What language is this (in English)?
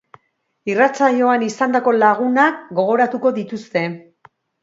Basque